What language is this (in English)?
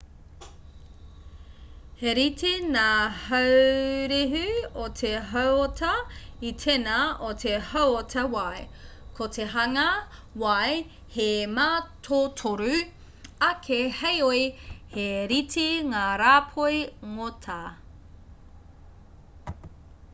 Māori